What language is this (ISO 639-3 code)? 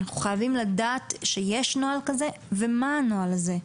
heb